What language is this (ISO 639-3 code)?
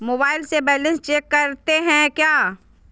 mag